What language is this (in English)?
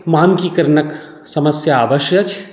Maithili